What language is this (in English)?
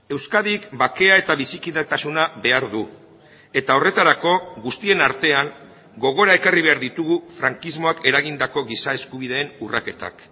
Basque